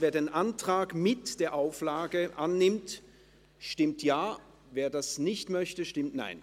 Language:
Swiss German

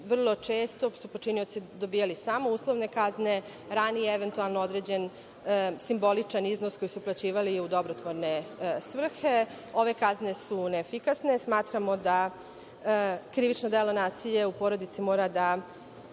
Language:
Serbian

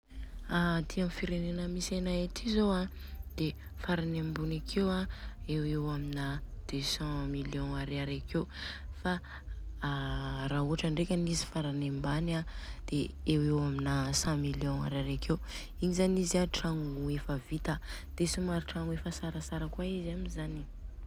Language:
Southern Betsimisaraka Malagasy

